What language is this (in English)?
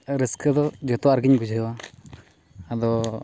Santali